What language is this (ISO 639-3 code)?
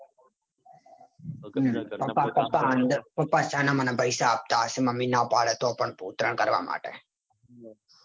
guj